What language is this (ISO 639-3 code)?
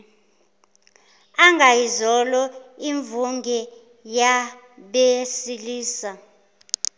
zul